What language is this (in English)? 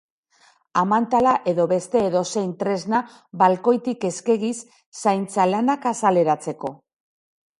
Basque